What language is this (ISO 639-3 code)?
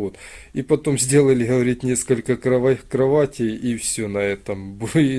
rus